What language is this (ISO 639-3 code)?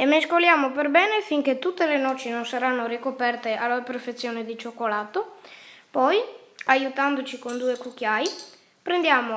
ita